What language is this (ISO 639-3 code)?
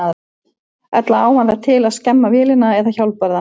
isl